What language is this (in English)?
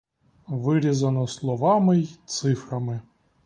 Ukrainian